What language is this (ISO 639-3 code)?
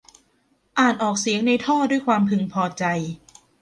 tha